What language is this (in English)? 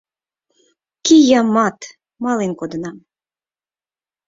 Mari